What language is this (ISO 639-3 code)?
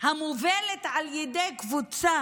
heb